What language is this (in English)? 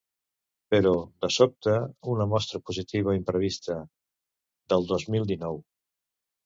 Catalan